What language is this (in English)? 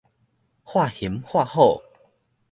Min Nan Chinese